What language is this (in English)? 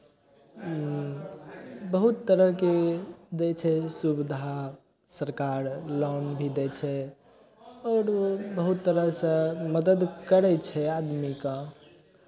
Maithili